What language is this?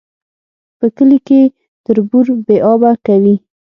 Pashto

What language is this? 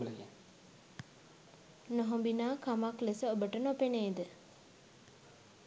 Sinhala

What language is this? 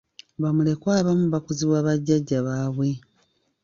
Ganda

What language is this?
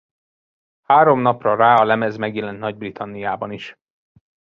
Hungarian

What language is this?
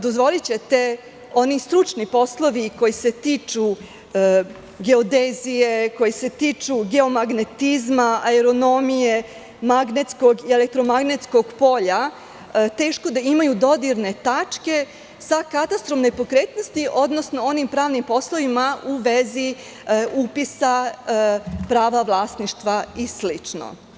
Serbian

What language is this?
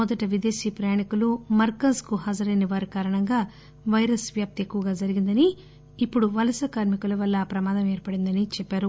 Telugu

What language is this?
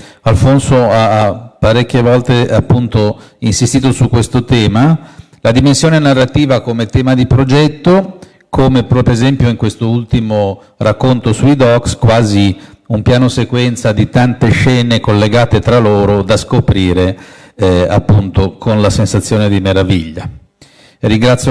Italian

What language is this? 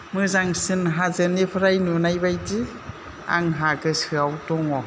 Bodo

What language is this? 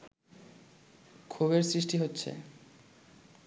Bangla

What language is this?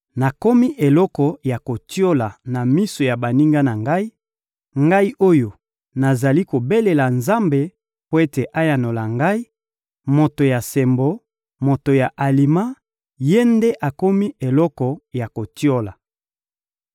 Lingala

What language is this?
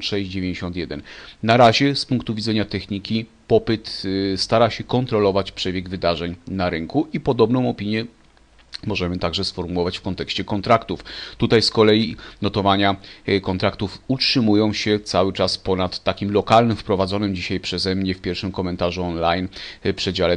Polish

